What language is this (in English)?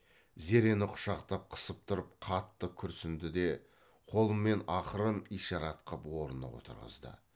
Kazakh